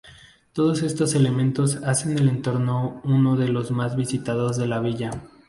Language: Spanish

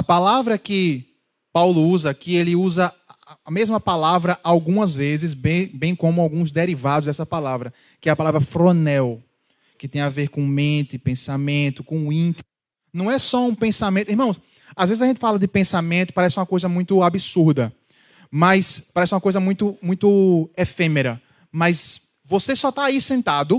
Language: Portuguese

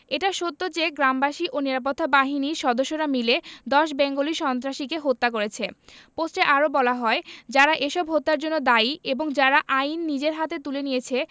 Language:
Bangla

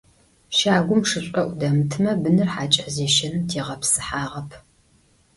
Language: Adyghe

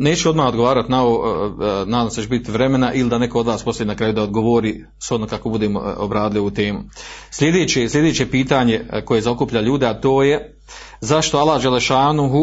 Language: Croatian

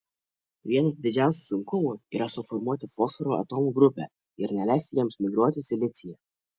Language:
Lithuanian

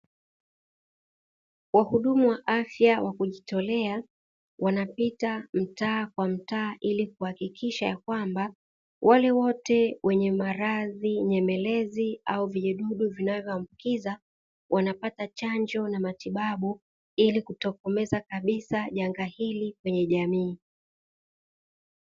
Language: Swahili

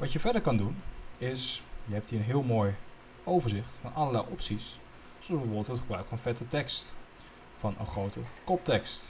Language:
Dutch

